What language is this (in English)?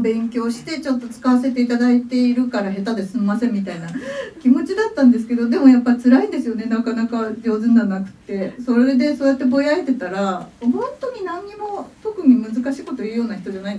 Japanese